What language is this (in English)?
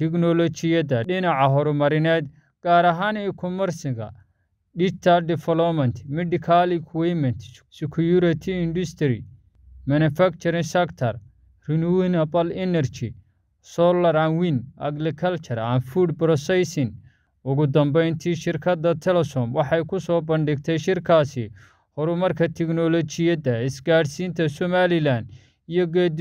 Arabic